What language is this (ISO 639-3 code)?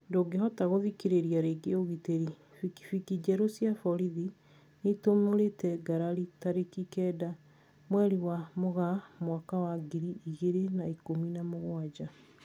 kik